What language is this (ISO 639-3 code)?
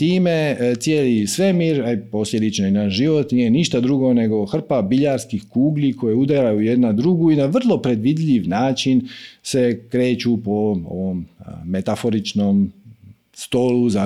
hrv